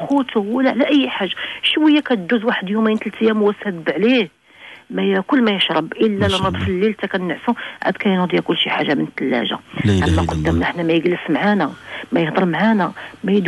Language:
Arabic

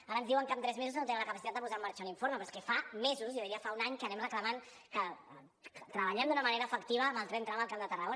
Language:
Catalan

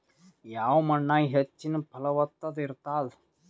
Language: Kannada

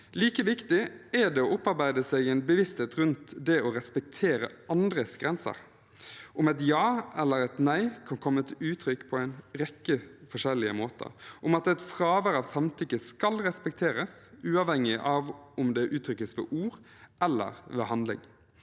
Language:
Norwegian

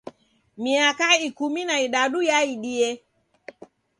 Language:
Taita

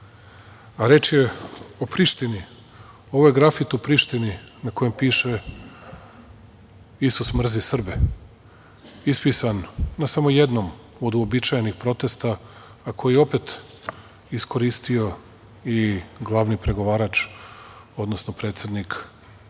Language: Serbian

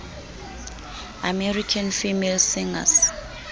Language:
Southern Sotho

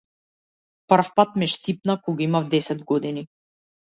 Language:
Macedonian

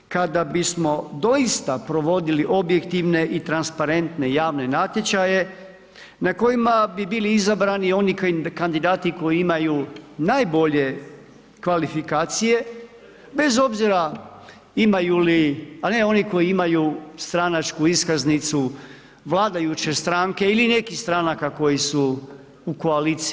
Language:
Croatian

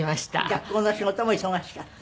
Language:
Japanese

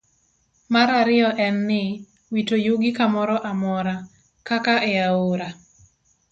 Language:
Luo (Kenya and Tanzania)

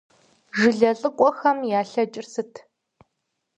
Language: Kabardian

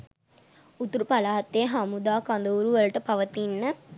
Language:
Sinhala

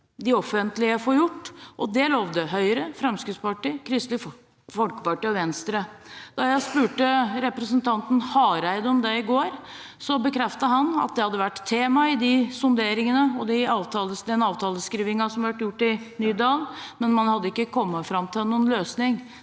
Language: Norwegian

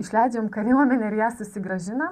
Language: Lithuanian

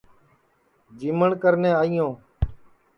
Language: Sansi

